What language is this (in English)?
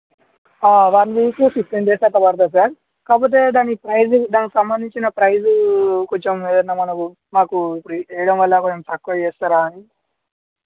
Telugu